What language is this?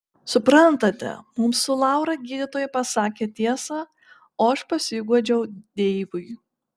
Lithuanian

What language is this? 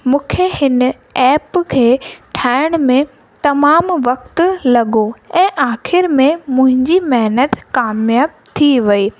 Sindhi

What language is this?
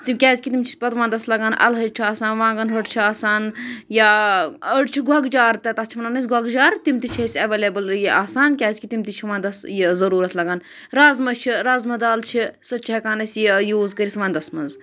Kashmiri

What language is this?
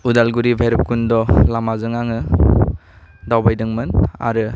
Bodo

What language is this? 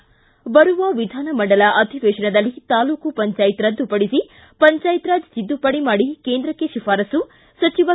Kannada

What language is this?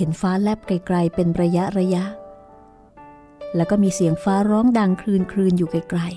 Thai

